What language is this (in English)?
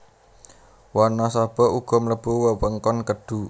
Javanese